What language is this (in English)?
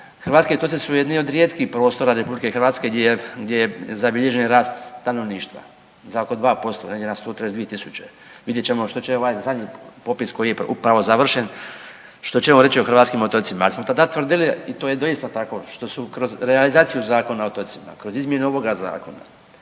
Croatian